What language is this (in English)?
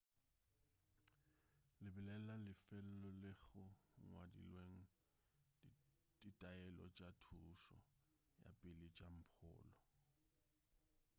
Northern Sotho